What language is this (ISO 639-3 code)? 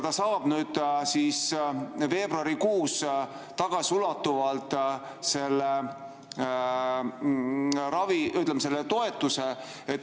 est